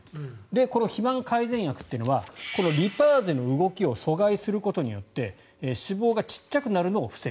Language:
Japanese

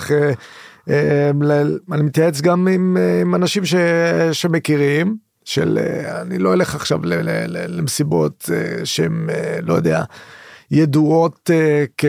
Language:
Hebrew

